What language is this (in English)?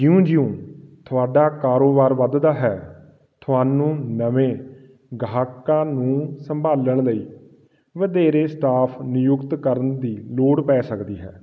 Punjabi